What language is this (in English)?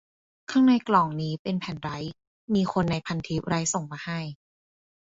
Thai